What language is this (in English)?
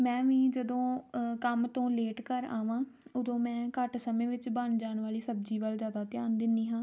Punjabi